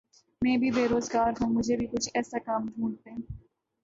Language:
Urdu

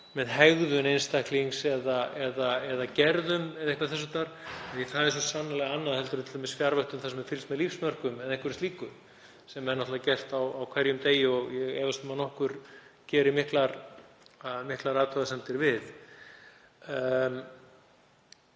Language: Icelandic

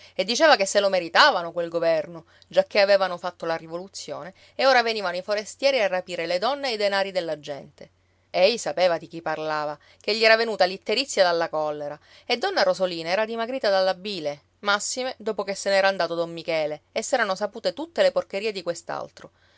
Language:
Italian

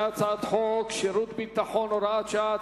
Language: Hebrew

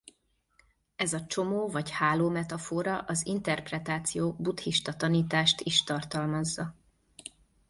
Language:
Hungarian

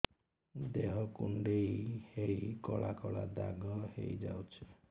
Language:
Odia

